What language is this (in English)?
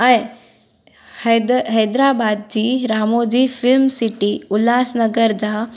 Sindhi